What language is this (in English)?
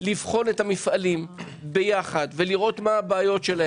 Hebrew